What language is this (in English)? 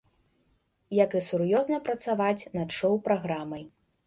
Belarusian